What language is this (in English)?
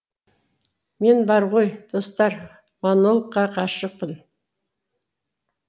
Kazakh